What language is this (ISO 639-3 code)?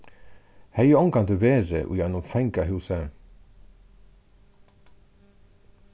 fao